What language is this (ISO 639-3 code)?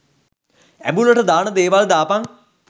sin